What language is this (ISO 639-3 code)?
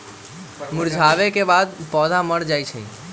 mag